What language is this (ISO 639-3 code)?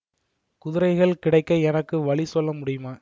tam